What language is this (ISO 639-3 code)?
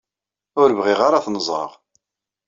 kab